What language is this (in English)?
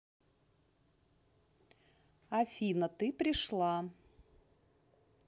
Russian